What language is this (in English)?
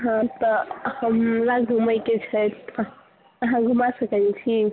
Maithili